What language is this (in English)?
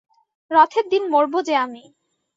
Bangla